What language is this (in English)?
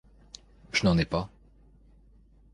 French